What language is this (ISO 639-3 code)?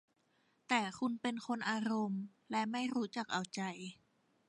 tha